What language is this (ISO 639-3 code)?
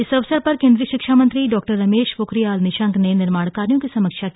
hin